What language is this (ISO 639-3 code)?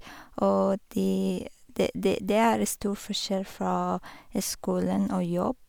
nor